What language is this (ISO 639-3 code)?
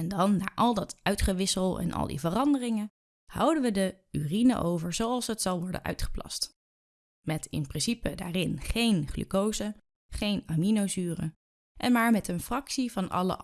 nld